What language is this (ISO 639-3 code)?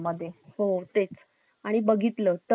mar